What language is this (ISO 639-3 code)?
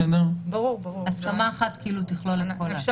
heb